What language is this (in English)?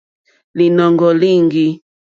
Mokpwe